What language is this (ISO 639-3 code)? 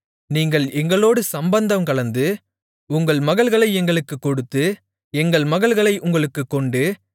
tam